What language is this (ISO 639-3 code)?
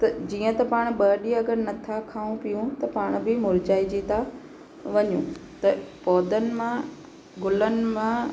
snd